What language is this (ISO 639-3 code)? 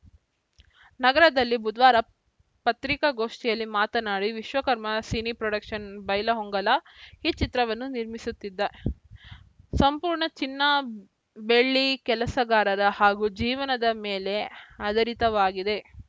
kan